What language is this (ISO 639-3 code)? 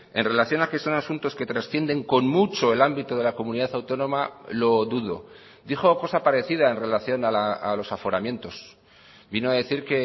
spa